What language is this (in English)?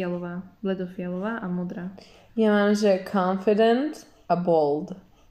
Slovak